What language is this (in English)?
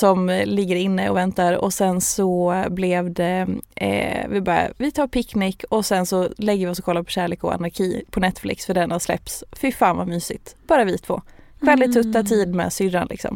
Swedish